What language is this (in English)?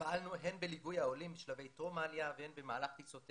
Hebrew